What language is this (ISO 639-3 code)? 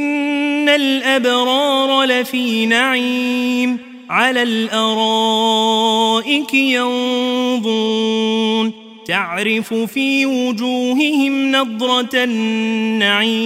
ara